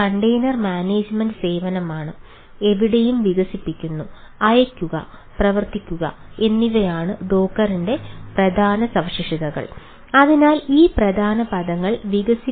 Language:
Malayalam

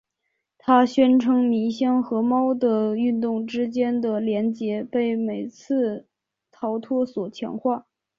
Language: Chinese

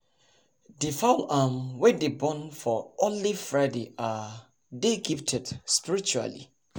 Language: Nigerian Pidgin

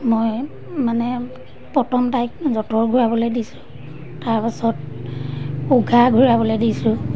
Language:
Assamese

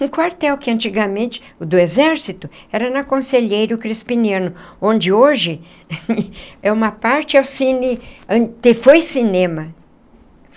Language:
Portuguese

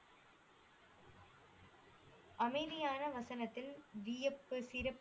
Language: Tamil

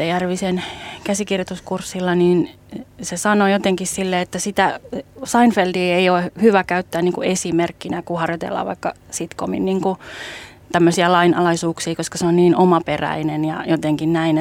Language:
Finnish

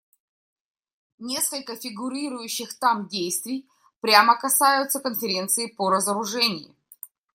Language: Russian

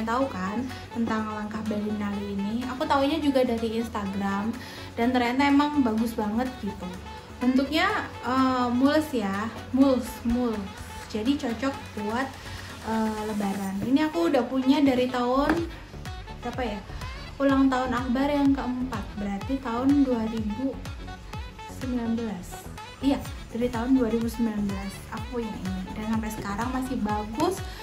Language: Indonesian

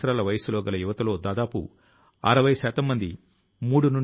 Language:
Telugu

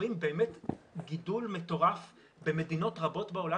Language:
Hebrew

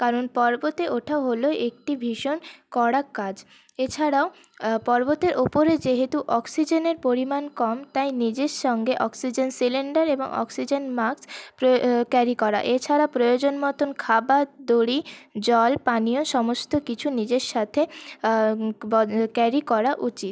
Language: Bangla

